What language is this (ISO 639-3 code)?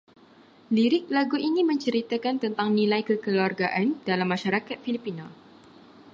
msa